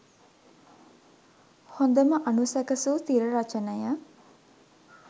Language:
Sinhala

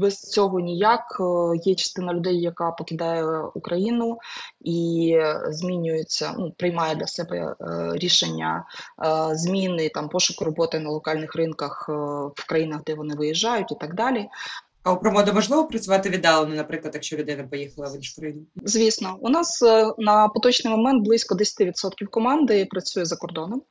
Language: Ukrainian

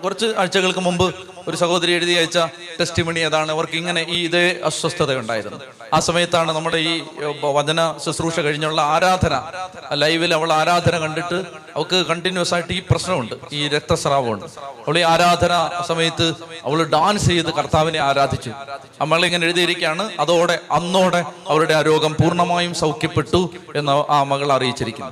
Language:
Malayalam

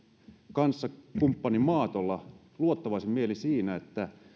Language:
Finnish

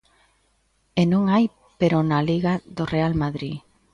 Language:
Galician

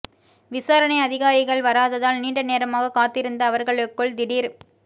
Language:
Tamil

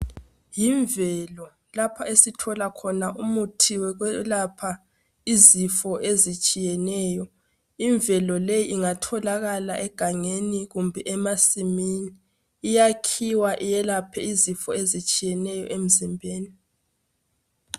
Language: North Ndebele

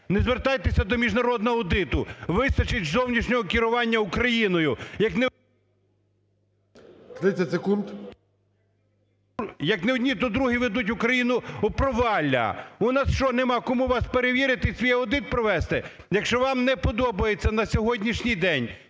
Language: Ukrainian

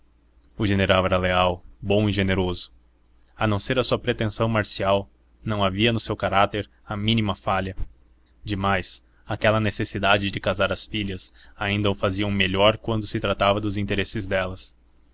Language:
Portuguese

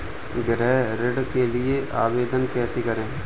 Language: Hindi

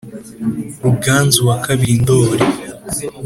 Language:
Kinyarwanda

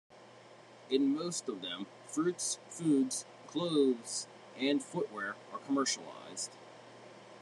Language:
English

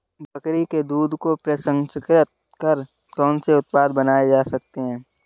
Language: Hindi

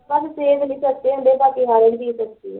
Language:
Punjabi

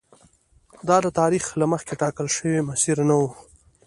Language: Pashto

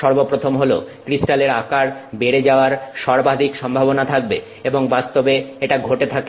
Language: Bangla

